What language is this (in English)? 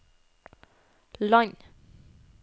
Norwegian